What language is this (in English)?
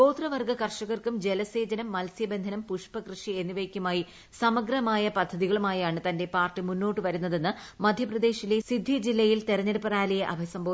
Malayalam